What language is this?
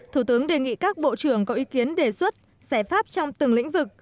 Vietnamese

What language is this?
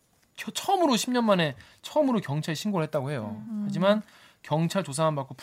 Korean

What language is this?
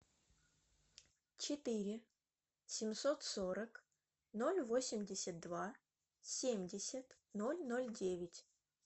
Russian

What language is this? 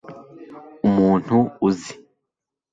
Kinyarwanda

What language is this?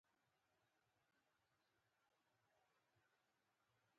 Pashto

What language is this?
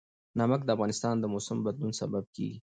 Pashto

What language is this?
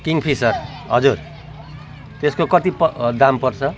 Nepali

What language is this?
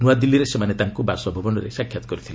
Odia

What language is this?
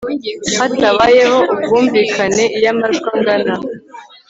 Kinyarwanda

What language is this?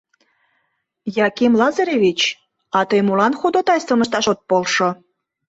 Mari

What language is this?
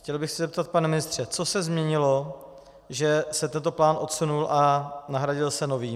Czech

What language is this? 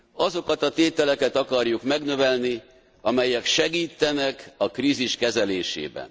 Hungarian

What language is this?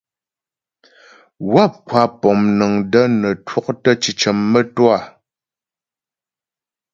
Ghomala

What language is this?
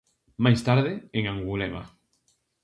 Galician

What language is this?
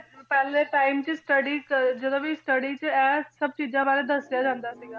Punjabi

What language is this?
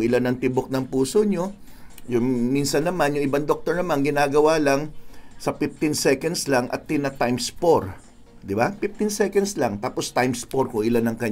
Filipino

